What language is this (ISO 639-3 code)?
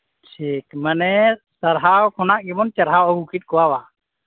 sat